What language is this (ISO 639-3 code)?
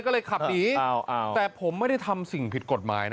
tha